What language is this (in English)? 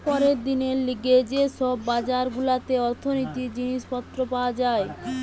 Bangla